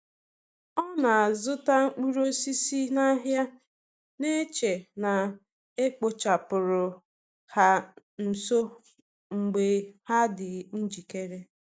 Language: Igbo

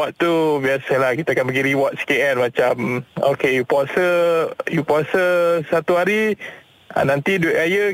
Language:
Malay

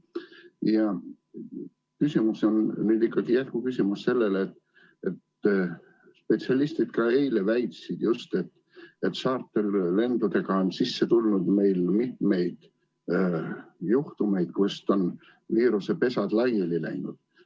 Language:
Estonian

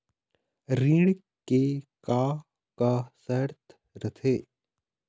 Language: Chhattisgarhi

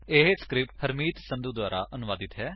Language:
Punjabi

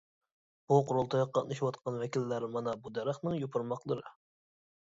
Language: Uyghur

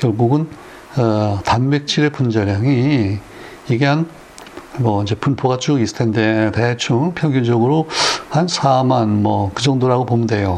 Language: Korean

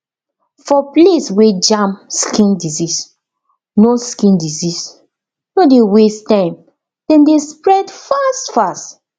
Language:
Nigerian Pidgin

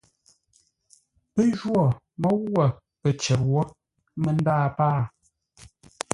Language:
Ngombale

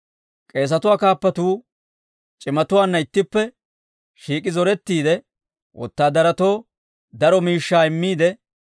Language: Dawro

